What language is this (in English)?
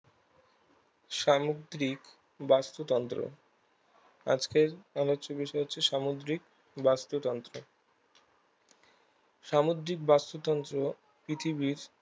Bangla